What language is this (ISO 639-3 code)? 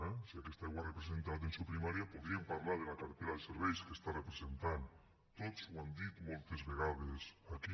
cat